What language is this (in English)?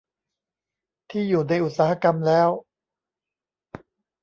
Thai